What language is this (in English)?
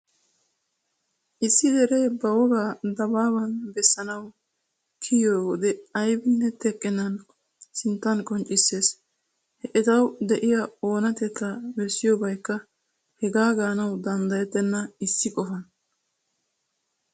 Wolaytta